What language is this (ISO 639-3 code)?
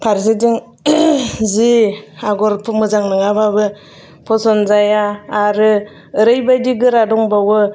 brx